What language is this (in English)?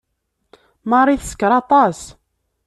Kabyle